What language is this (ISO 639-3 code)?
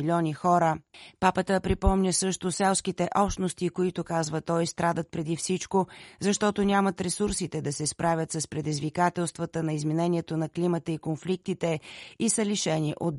bul